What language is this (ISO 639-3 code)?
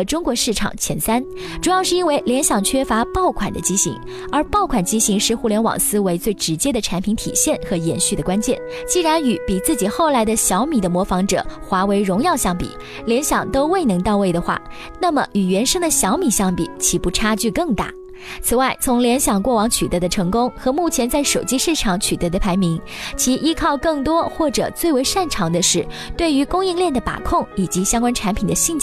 zho